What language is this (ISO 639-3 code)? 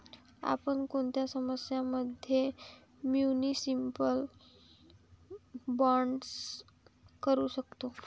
mar